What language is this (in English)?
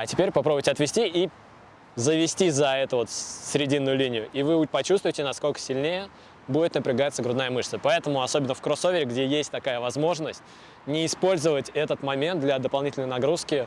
Russian